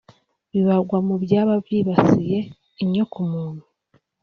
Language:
Kinyarwanda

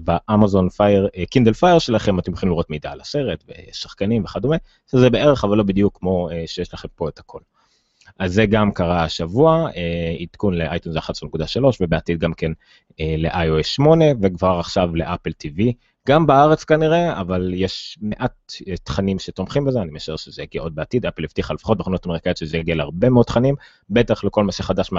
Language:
Hebrew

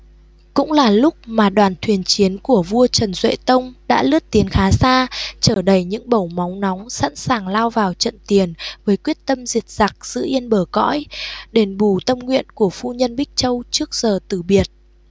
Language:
Vietnamese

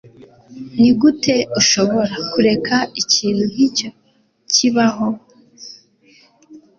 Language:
Kinyarwanda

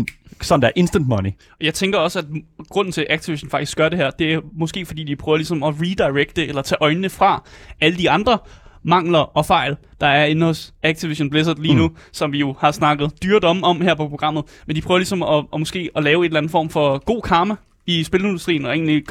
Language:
Danish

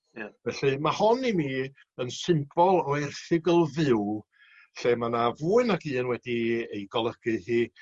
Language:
Welsh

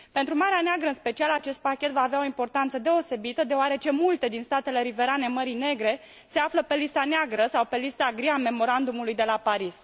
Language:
Romanian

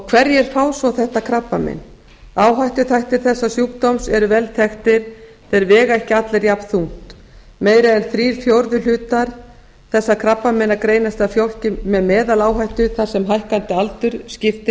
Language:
Icelandic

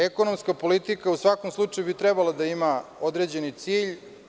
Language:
Serbian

